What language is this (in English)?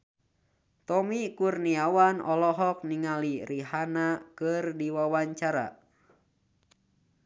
Sundanese